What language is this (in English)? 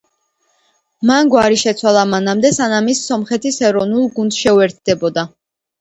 Georgian